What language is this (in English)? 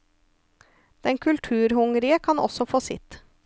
Norwegian